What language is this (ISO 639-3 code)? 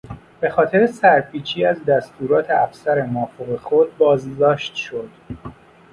fas